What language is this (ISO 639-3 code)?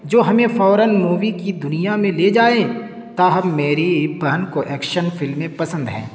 urd